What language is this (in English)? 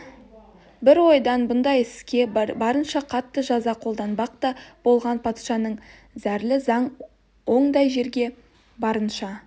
Kazakh